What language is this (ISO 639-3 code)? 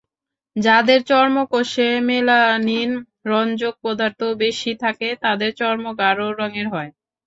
ben